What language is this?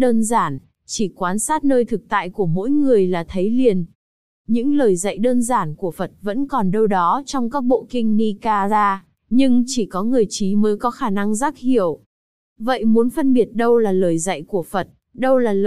Vietnamese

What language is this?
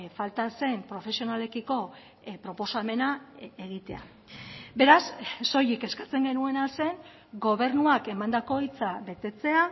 Basque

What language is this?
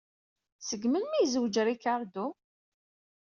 Kabyle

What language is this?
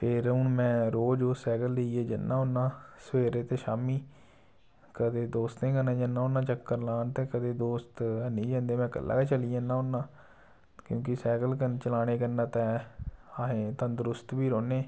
Dogri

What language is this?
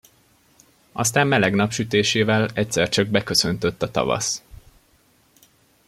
Hungarian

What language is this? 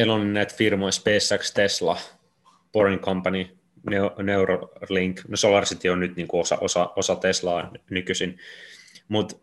Finnish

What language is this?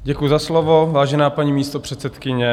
Czech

